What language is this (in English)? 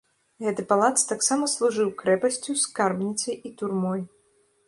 Belarusian